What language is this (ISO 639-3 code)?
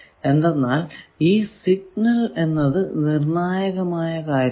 mal